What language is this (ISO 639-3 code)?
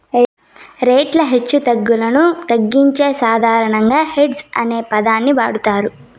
tel